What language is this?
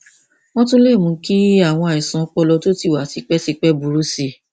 Yoruba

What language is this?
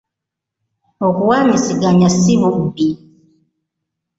Ganda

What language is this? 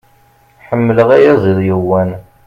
Kabyle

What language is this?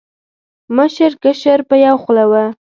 Pashto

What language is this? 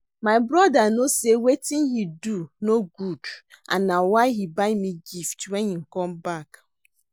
Nigerian Pidgin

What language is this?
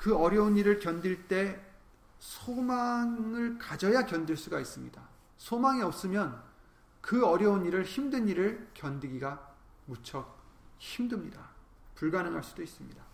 Korean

